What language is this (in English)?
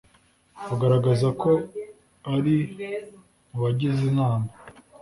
Kinyarwanda